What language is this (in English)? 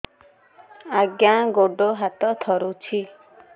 Odia